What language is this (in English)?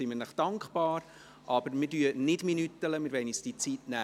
Swiss German